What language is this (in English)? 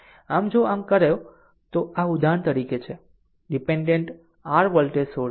Gujarati